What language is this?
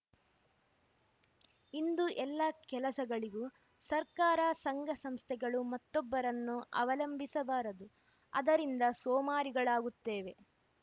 Kannada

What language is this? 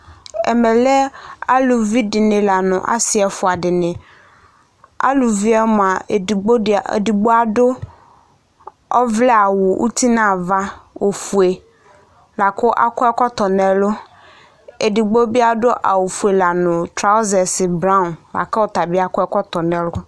Ikposo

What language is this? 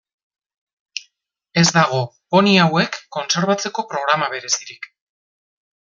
Basque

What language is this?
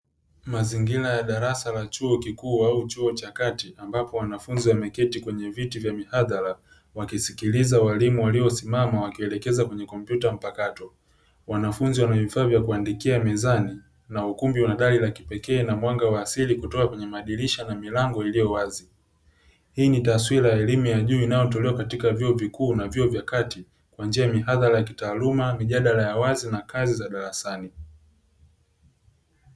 Swahili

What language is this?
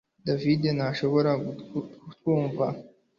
Kinyarwanda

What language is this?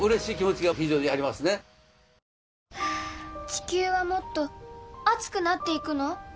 Japanese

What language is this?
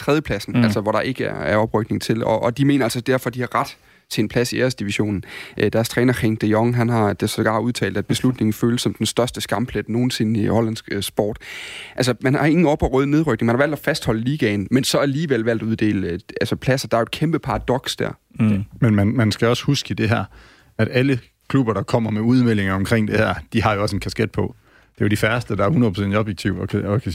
Danish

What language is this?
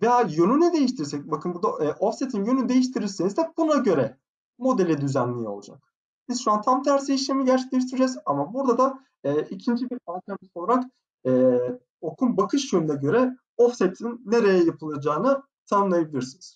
Turkish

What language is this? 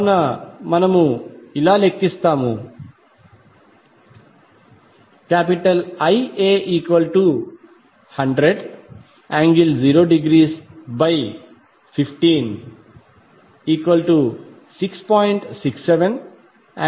Telugu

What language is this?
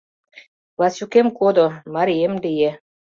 Mari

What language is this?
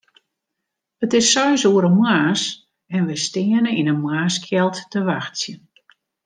Western Frisian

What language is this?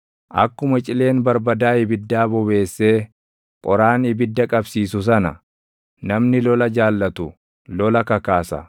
Oromo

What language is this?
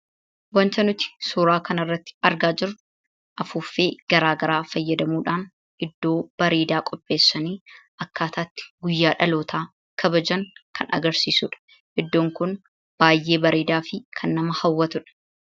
Oromo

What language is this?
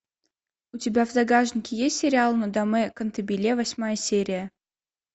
Russian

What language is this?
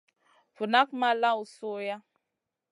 Masana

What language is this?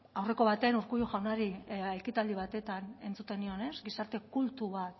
Basque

